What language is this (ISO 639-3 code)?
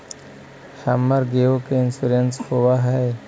mag